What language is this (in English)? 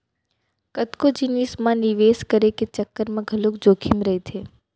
Chhattisgarhi